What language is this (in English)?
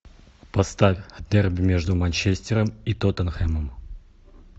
Russian